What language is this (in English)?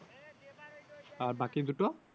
Bangla